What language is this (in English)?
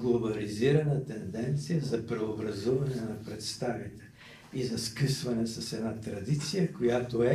Bulgarian